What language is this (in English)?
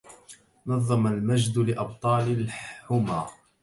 Arabic